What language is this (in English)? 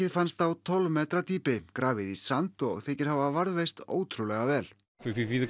Icelandic